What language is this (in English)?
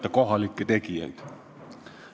Estonian